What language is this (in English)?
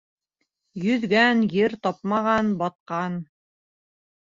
Bashkir